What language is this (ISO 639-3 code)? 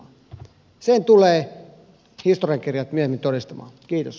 fin